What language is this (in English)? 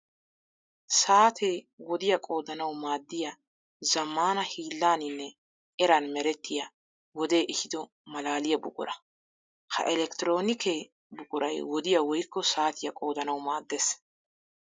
Wolaytta